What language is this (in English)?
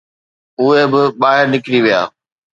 Sindhi